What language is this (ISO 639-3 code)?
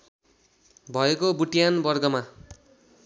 nep